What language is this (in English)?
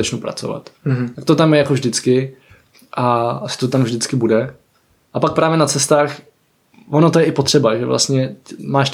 Czech